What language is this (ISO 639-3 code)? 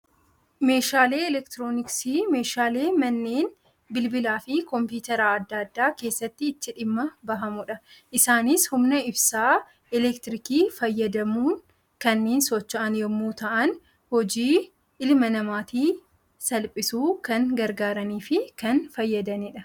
orm